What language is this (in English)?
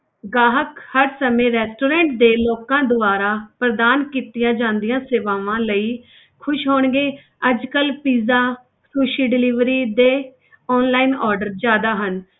Punjabi